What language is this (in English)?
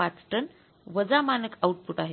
Marathi